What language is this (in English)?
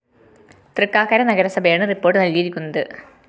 Malayalam